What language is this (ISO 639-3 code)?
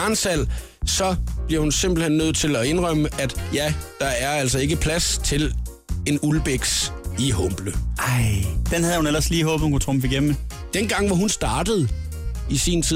dan